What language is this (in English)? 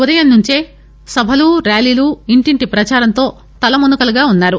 Telugu